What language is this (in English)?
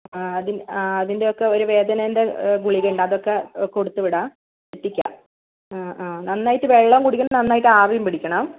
Malayalam